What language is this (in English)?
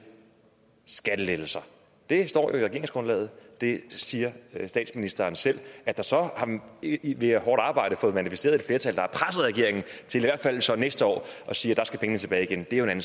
Danish